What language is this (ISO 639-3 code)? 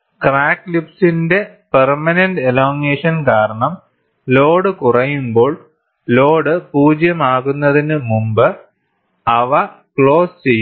mal